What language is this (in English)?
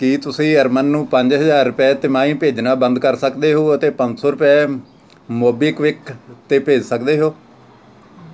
Punjabi